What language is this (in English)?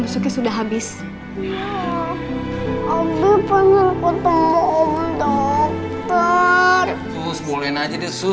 Indonesian